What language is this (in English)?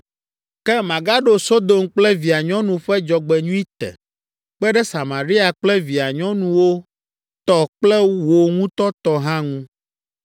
Ewe